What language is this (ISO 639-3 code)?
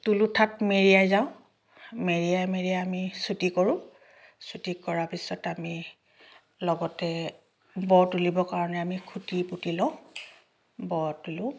asm